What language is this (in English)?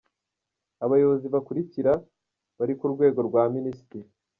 Kinyarwanda